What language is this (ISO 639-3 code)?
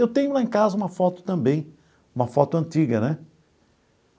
por